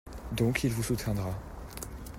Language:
French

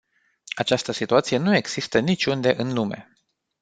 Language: Romanian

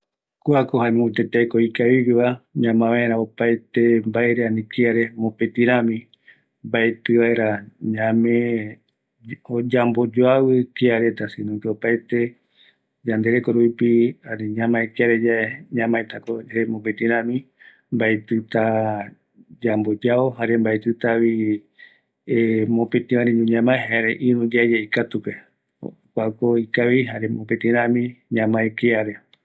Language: Eastern Bolivian Guaraní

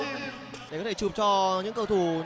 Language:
Vietnamese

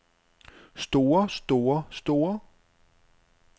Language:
Danish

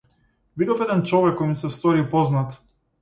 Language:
Macedonian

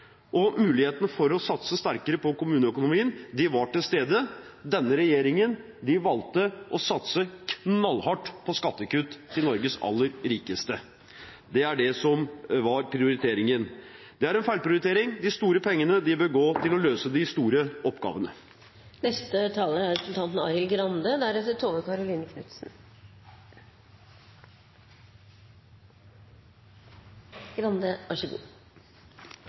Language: Norwegian Bokmål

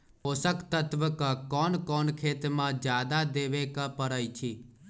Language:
Magahi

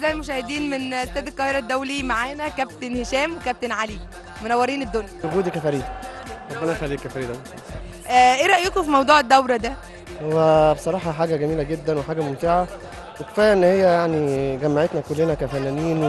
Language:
Arabic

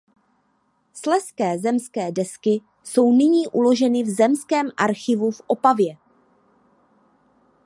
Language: Czech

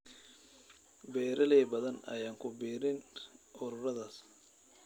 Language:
Somali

